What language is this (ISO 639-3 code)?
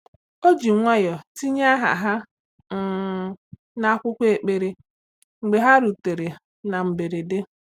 ibo